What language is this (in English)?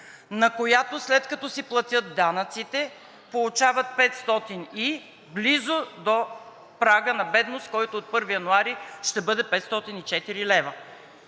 Bulgarian